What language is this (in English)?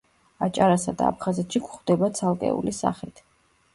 Georgian